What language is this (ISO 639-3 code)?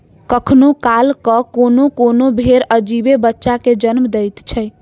mai